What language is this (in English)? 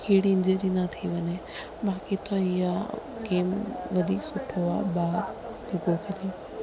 Sindhi